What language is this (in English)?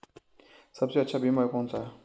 Hindi